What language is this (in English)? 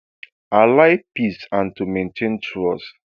Nigerian Pidgin